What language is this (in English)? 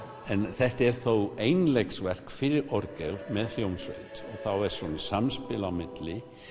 Icelandic